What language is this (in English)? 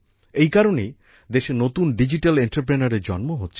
Bangla